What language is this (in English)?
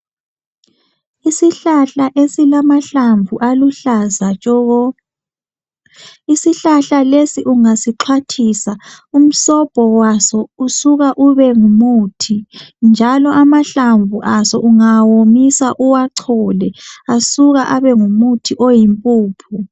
North Ndebele